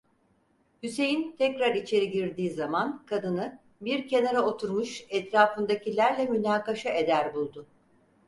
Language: Turkish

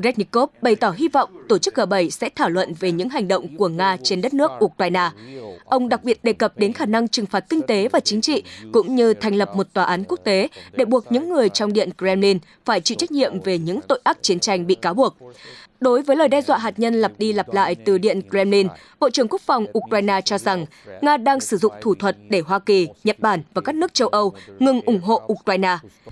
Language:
Vietnamese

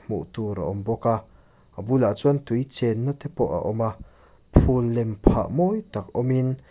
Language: Mizo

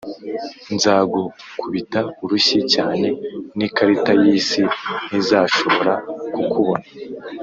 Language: Kinyarwanda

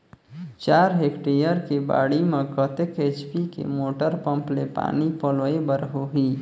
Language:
Chhattisgarhi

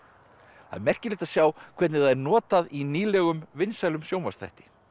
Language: Icelandic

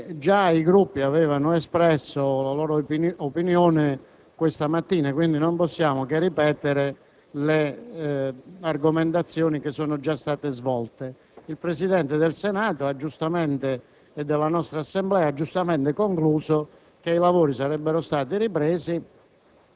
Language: Italian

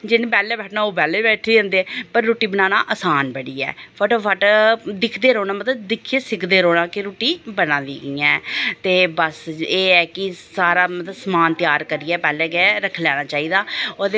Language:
Dogri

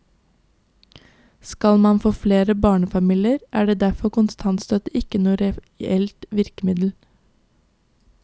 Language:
Norwegian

